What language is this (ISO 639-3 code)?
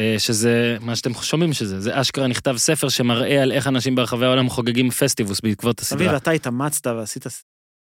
heb